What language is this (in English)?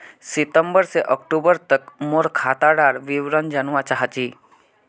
Magahi